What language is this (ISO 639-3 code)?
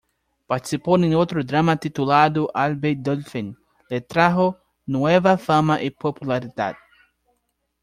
spa